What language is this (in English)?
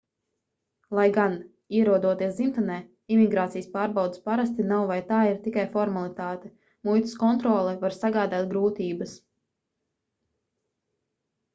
Latvian